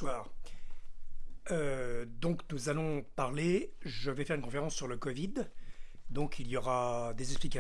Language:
French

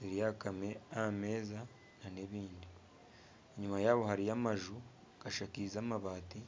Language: Nyankole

